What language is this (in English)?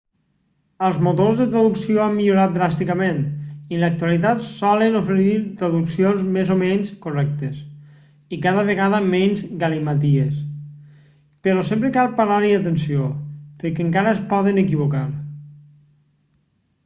Catalan